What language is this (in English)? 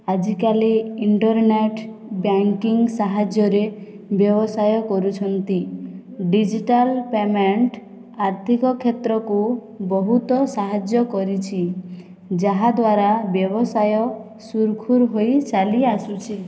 Odia